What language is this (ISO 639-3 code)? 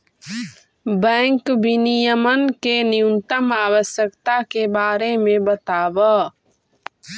mag